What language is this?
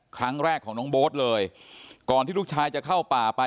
Thai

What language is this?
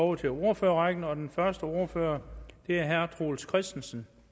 Danish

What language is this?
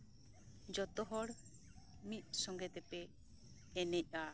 Santali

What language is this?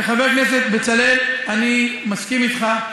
Hebrew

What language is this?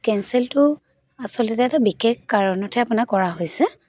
Assamese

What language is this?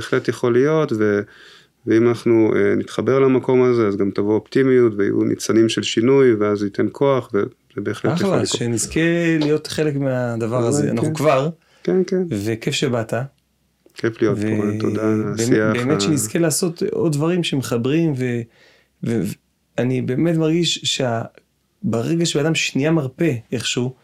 Hebrew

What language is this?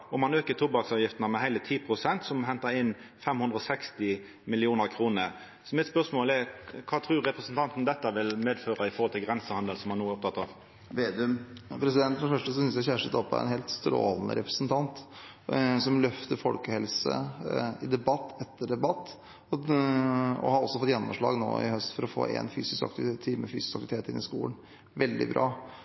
Norwegian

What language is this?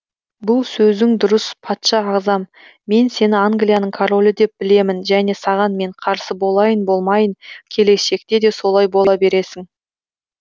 Kazakh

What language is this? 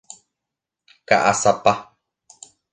Guarani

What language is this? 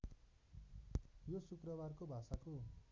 Nepali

